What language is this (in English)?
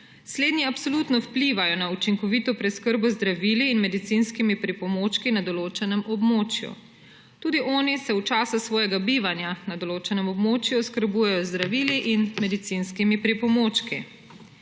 Slovenian